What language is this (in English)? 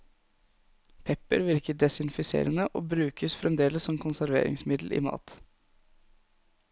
Norwegian